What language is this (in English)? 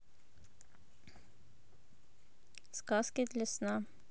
Russian